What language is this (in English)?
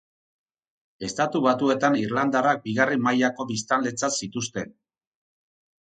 Basque